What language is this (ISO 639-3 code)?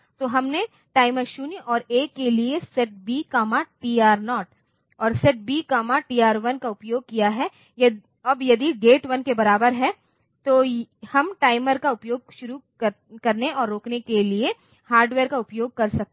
hin